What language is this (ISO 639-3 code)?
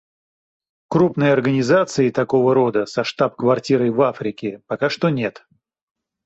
rus